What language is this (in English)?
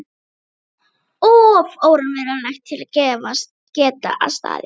Icelandic